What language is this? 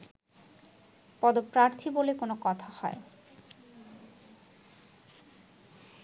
Bangla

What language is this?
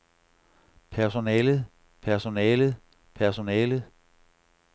Danish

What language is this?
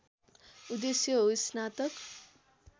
Nepali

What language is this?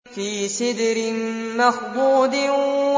Arabic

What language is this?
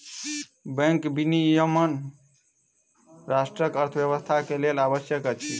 Maithili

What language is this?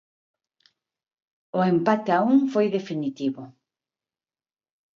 Galician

